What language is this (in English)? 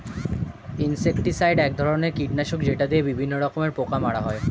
Bangla